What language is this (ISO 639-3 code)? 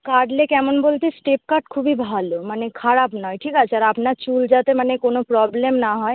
ben